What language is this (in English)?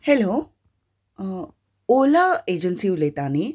Konkani